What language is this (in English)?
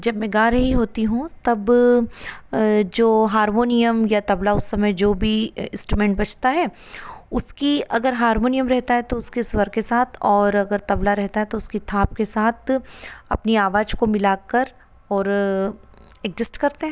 Hindi